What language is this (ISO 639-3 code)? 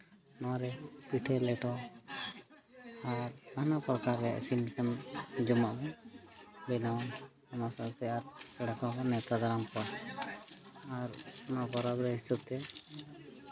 sat